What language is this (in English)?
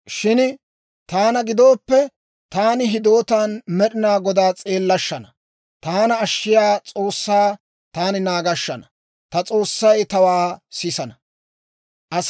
Dawro